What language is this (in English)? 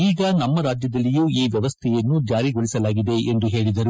Kannada